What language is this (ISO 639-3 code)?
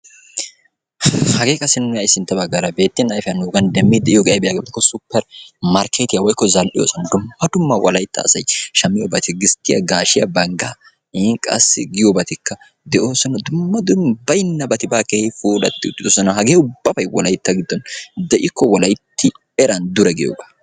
wal